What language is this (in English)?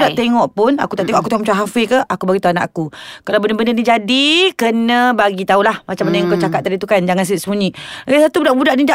Malay